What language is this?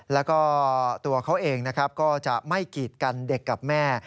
Thai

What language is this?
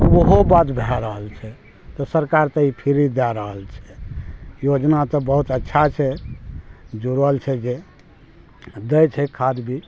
Maithili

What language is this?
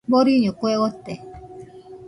Nüpode Huitoto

